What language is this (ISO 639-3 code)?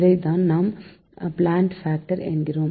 tam